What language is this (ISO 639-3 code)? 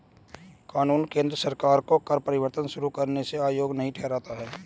hin